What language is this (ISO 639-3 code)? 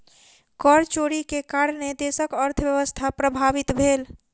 mai